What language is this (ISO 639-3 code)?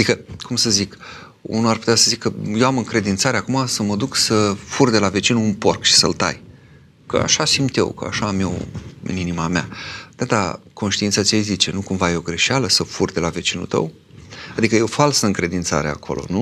ron